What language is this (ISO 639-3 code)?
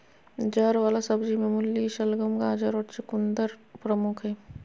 mag